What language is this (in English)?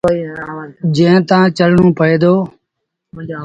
Sindhi Bhil